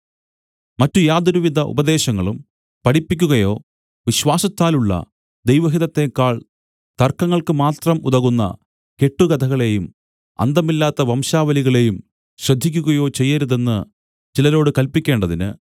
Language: Malayalam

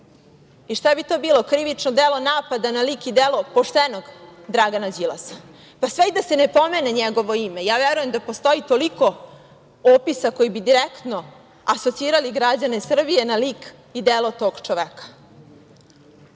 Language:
Serbian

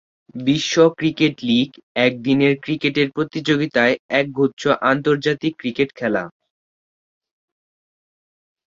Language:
Bangla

